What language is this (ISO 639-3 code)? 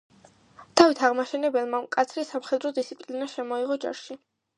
kat